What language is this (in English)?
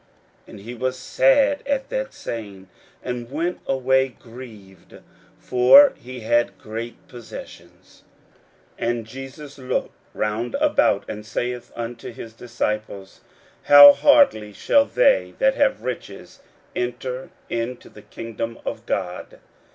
English